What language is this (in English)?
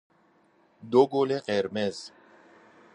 Persian